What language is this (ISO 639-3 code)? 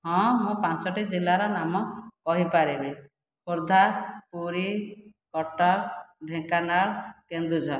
ori